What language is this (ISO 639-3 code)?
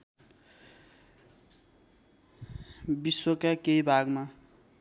nep